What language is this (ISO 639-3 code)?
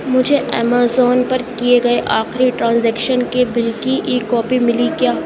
urd